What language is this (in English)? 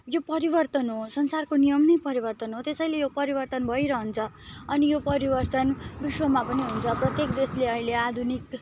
Nepali